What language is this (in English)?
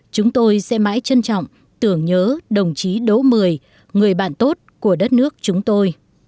Vietnamese